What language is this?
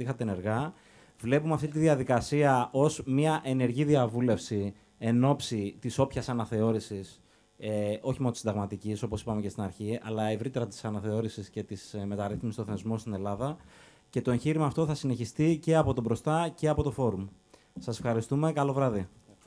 Greek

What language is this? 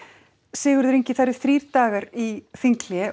Icelandic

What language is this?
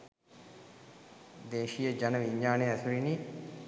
Sinhala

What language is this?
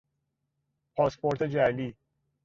Persian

